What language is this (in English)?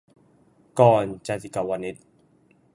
Thai